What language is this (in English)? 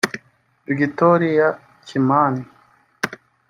Kinyarwanda